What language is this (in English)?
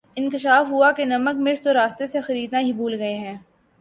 Urdu